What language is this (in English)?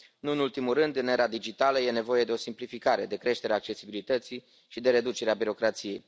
Romanian